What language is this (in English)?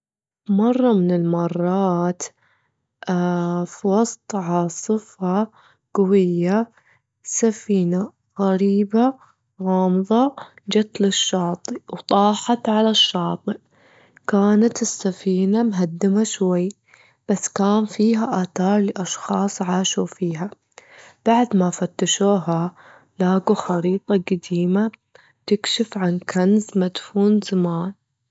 Gulf Arabic